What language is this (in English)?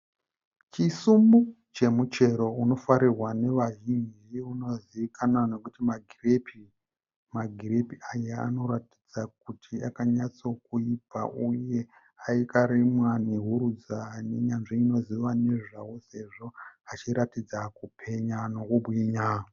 Shona